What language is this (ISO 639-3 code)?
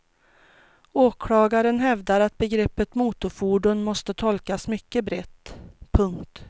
swe